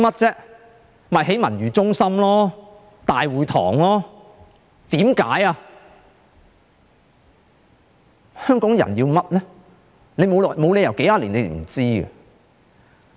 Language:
Cantonese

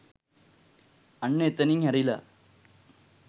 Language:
Sinhala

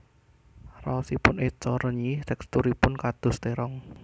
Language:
Javanese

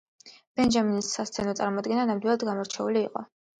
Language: Georgian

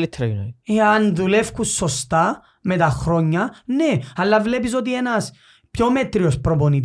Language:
Greek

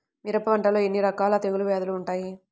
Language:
Telugu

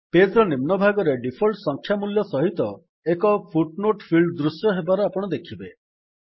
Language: Odia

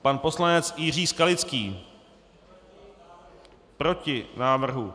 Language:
Czech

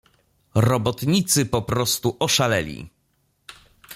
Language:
Polish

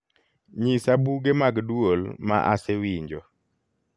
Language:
Luo (Kenya and Tanzania)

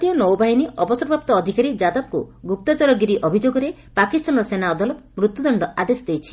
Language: Odia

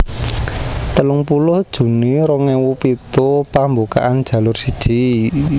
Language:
Javanese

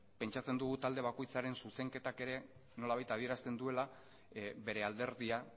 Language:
Basque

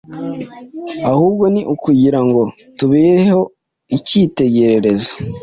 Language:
Kinyarwanda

